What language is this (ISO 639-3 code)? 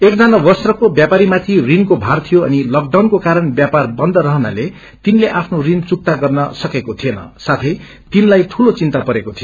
nep